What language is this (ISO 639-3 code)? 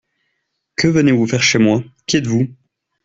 fra